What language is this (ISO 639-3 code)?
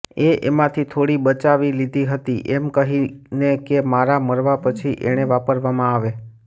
guj